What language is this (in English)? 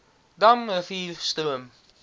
Afrikaans